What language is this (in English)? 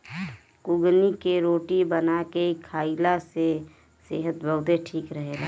Bhojpuri